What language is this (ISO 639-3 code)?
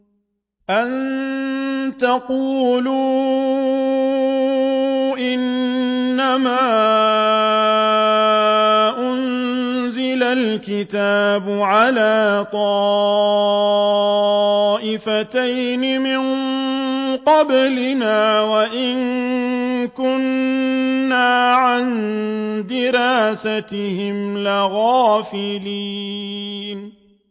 ara